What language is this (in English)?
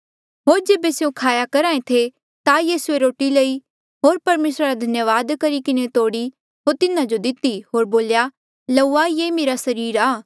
Mandeali